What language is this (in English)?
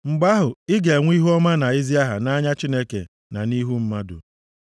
Igbo